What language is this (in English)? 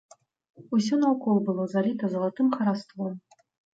Belarusian